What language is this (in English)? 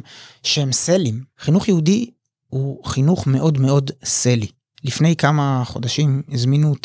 Hebrew